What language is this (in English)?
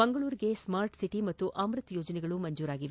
Kannada